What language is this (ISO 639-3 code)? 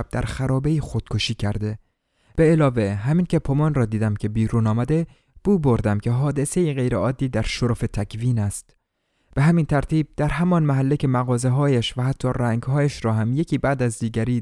fas